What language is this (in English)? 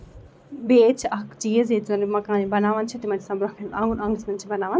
Kashmiri